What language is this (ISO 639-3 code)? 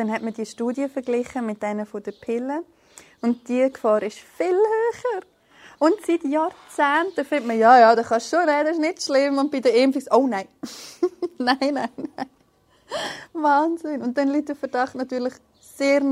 deu